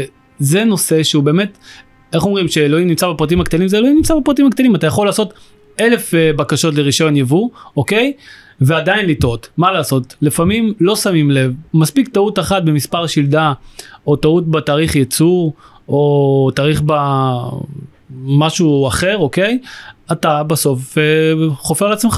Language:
Hebrew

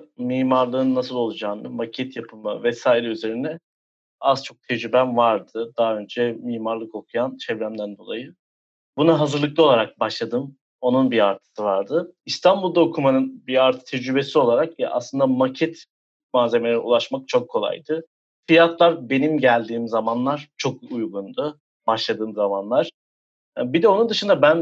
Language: Turkish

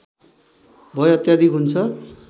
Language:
Nepali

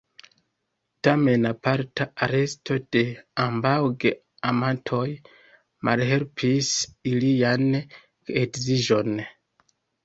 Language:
Esperanto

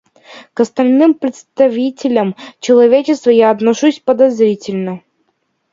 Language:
Russian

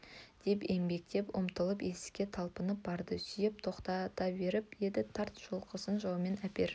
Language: Kazakh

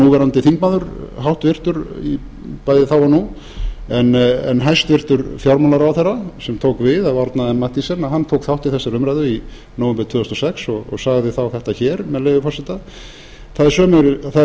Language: Icelandic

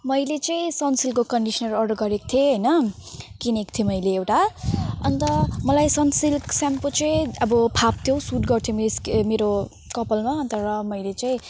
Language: Nepali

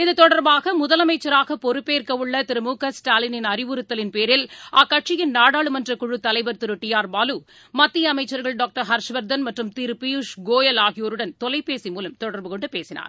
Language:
Tamil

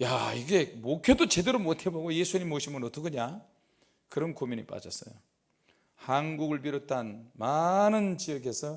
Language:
Korean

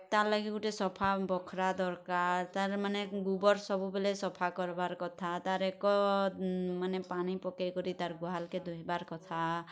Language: Odia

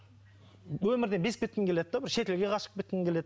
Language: Kazakh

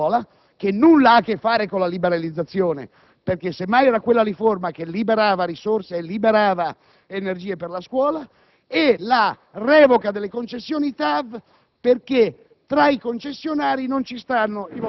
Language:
Italian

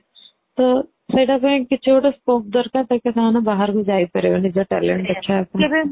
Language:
Odia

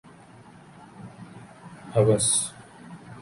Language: Urdu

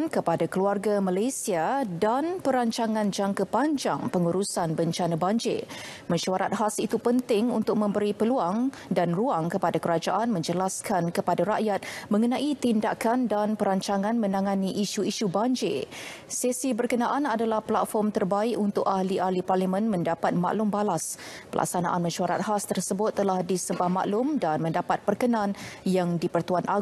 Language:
Malay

